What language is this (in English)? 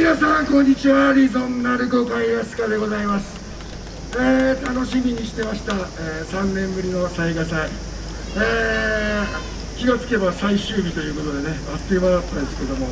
Japanese